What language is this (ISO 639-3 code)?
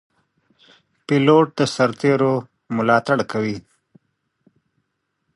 pus